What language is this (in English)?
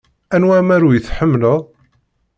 Kabyle